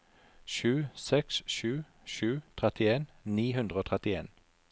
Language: Norwegian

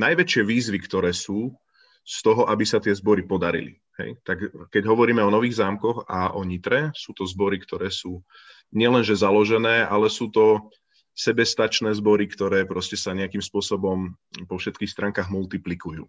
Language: Slovak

